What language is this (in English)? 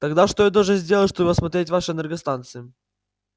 Russian